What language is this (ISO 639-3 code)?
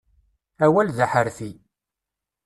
kab